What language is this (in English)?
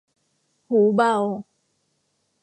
Thai